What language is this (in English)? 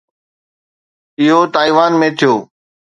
Sindhi